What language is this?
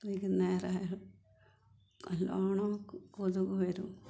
Malayalam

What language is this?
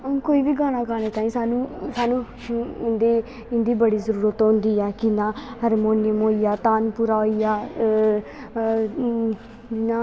Dogri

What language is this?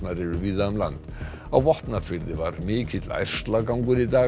Icelandic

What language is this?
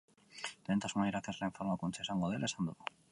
Basque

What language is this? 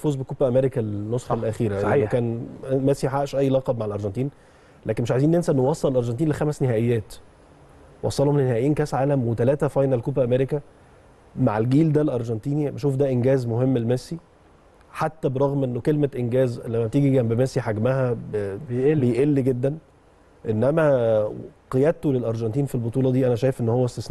Arabic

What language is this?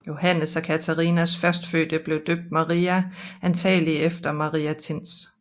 Danish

